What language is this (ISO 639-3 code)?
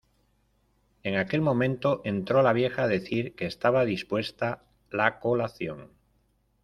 spa